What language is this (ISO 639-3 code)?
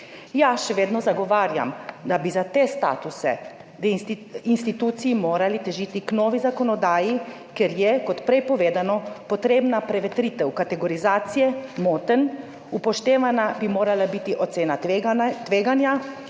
slv